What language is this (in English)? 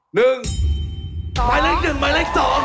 Thai